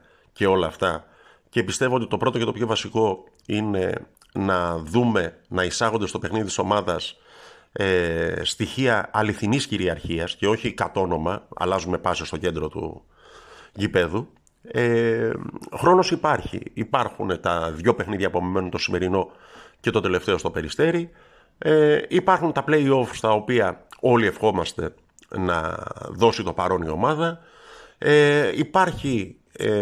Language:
Greek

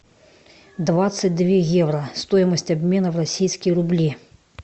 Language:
Russian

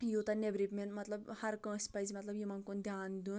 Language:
Kashmiri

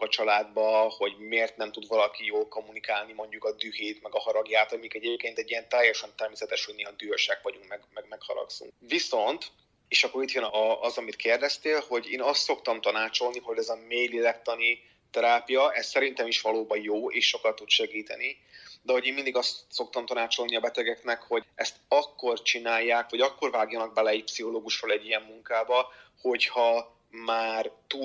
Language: Hungarian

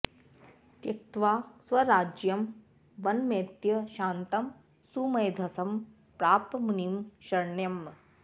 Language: Sanskrit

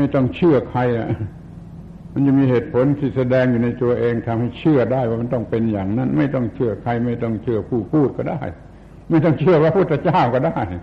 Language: Thai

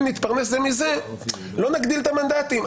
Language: Hebrew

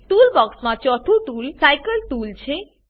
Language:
Gujarati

